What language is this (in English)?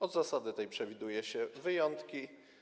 Polish